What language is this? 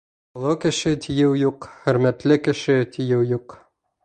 Bashkir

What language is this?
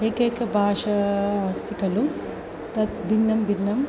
Sanskrit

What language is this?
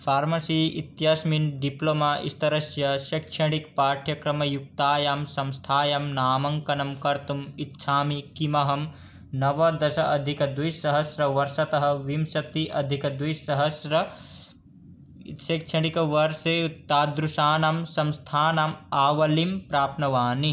Sanskrit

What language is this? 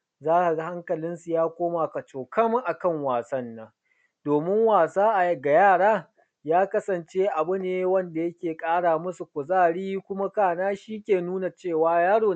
Hausa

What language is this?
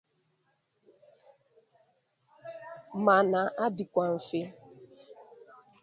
Igbo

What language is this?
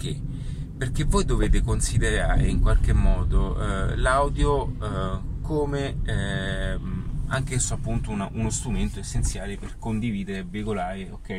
Italian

